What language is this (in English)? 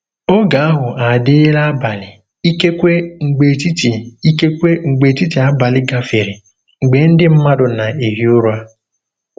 Igbo